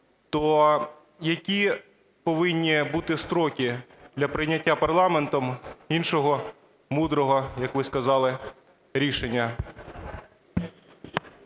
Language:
Ukrainian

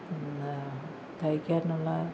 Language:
Malayalam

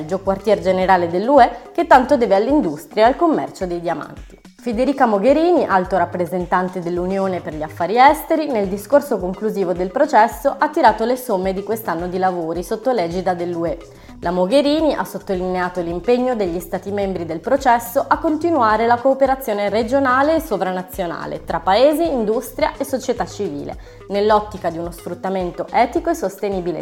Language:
Italian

